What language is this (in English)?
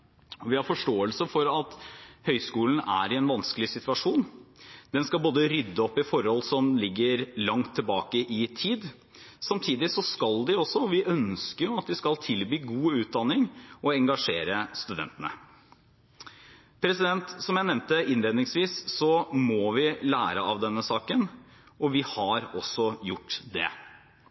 Norwegian Bokmål